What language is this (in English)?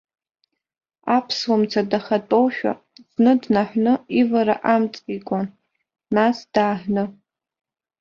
Abkhazian